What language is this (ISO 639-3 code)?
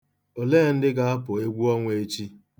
ibo